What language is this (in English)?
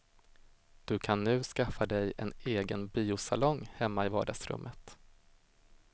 Swedish